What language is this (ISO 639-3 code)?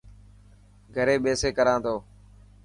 mki